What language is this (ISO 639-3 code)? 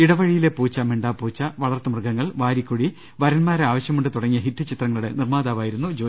mal